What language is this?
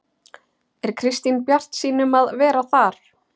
Icelandic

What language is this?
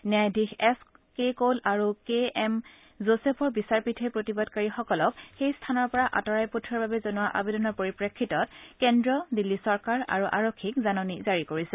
Assamese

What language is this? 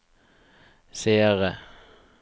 Norwegian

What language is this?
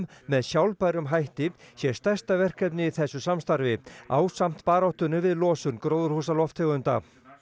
Icelandic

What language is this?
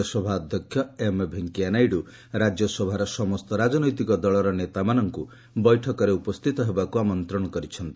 Odia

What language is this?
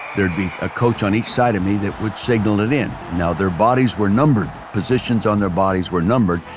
English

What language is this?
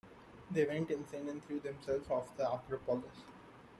English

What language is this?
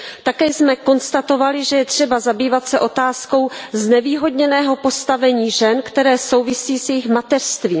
Czech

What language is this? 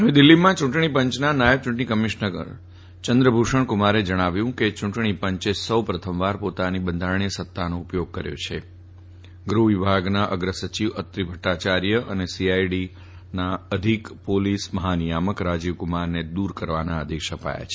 Gujarati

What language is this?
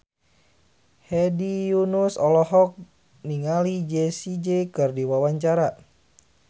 Sundanese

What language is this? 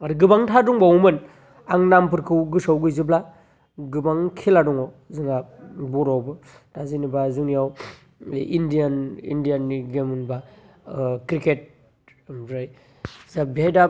Bodo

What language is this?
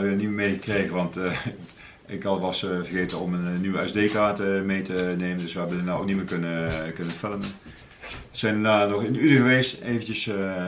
Dutch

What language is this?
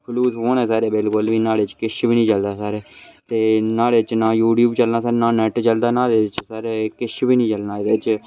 Dogri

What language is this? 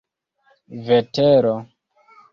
Esperanto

